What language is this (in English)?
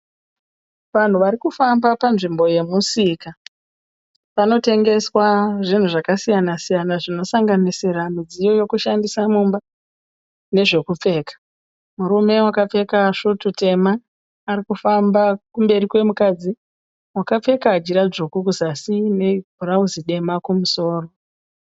Shona